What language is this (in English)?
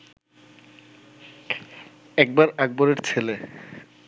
Bangla